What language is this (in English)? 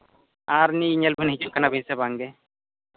Santali